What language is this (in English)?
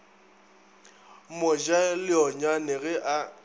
Northern Sotho